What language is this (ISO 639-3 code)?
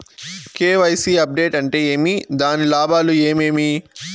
tel